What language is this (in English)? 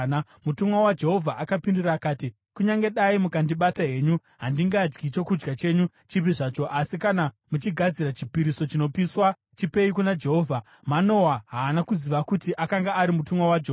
Shona